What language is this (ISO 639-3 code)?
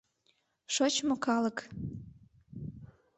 chm